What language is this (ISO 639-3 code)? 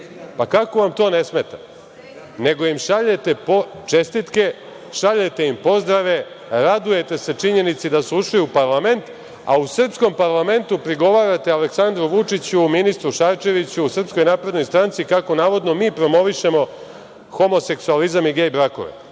srp